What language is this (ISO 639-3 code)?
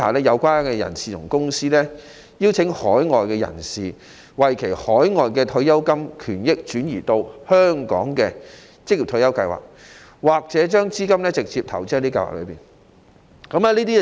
yue